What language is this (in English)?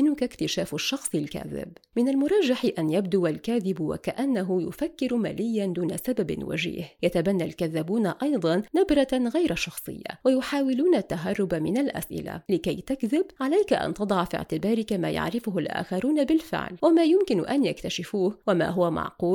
Arabic